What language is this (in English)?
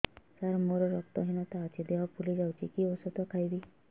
Odia